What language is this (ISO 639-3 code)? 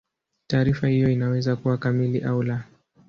swa